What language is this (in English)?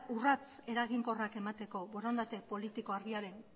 Basque